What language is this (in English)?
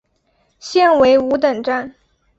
Chinese